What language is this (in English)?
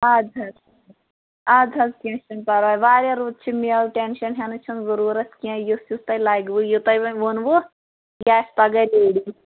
Kashmiri